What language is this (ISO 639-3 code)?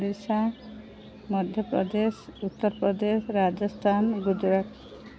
ori